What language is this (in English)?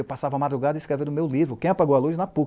Portuguese